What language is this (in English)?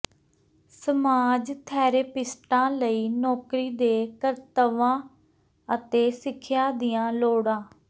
Punjabi